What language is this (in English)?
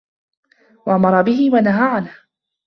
Arabic